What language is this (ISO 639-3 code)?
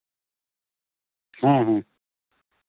sat